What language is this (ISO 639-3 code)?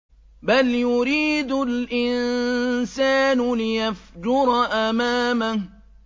ara